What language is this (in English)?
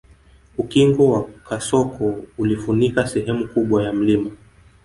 Swahili